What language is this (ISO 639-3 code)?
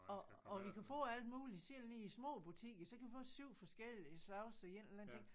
dan